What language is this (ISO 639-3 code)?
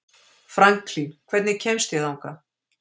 isl